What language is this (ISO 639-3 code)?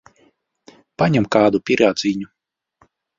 lav